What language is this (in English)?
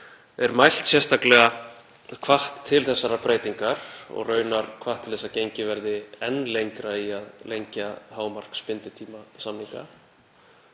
Icelandic